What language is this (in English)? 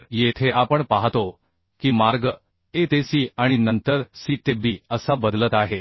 Marathi